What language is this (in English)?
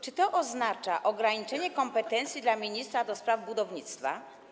Polish